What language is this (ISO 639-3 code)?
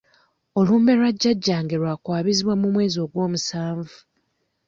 lug